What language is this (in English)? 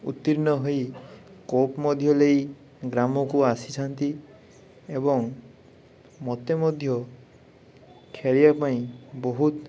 Odia